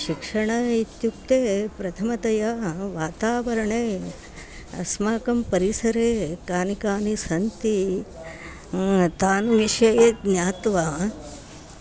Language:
Sanskrit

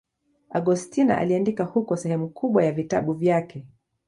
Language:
Swahili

